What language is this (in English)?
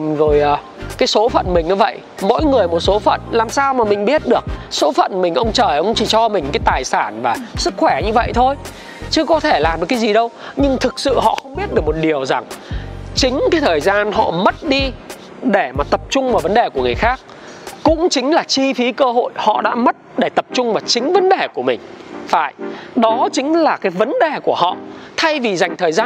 Vietnamese